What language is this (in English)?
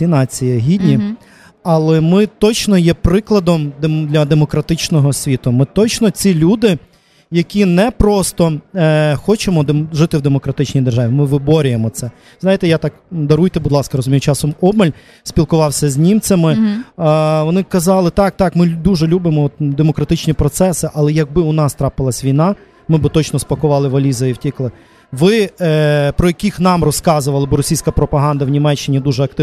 Ukrainian